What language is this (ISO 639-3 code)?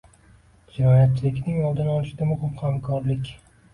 uzb